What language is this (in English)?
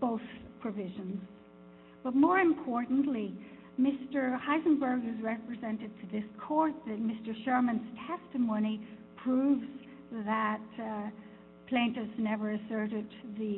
English